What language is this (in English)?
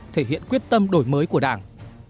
Vietnamese